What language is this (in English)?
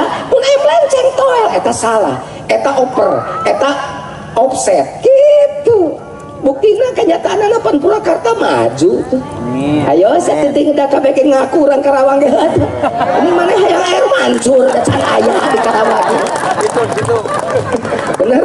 Indonesian